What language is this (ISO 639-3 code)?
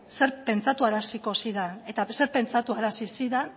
eus